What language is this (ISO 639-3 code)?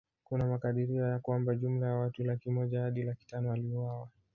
swa